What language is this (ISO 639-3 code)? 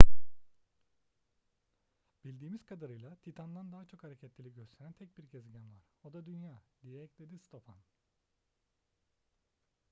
tur